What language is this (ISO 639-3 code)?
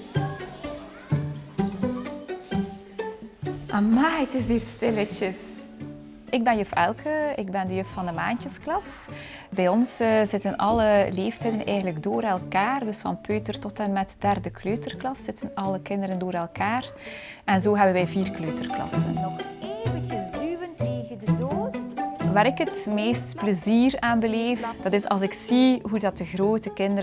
nld